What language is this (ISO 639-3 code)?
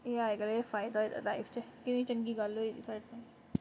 doi